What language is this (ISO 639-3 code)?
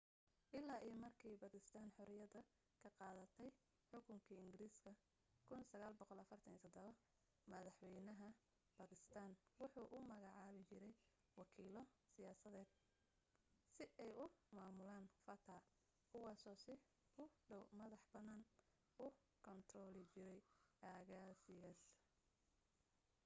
som